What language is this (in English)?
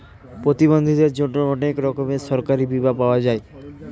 Bangla